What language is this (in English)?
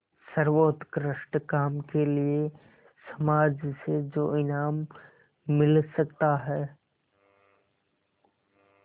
Hindi